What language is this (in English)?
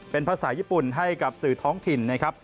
Thai